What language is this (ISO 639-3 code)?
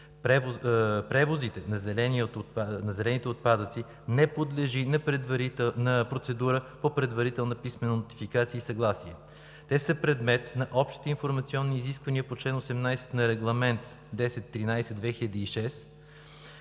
bul